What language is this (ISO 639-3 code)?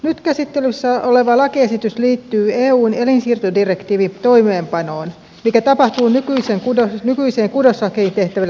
fin